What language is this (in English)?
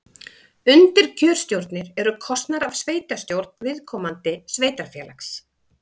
Icelandic